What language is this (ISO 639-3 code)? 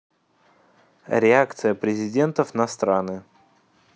rus